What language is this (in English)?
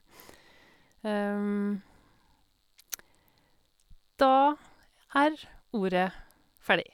Norwegian